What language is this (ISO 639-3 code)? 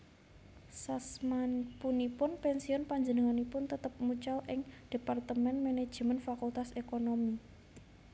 jav